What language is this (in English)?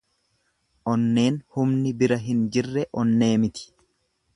Oromo